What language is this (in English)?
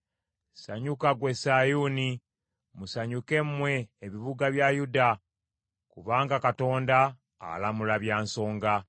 Ganda